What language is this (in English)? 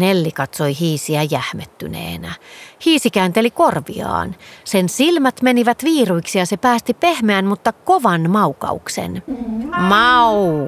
Finnish